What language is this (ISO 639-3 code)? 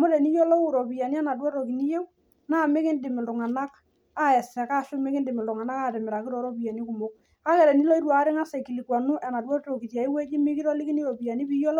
mas